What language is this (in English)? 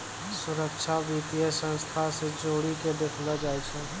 Maithili